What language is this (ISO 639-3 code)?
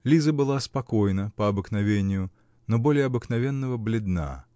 rus